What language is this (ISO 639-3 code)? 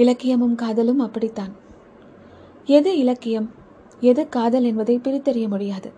tam